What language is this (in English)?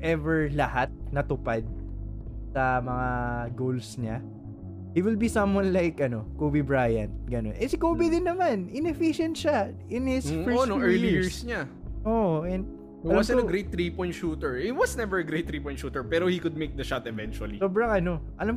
Filipino